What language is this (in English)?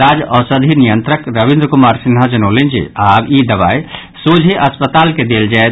Maithili